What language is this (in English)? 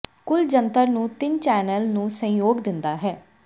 Punjabi